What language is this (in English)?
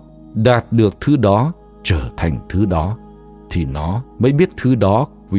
Vietnamese